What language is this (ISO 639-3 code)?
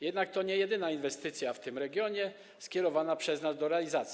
pol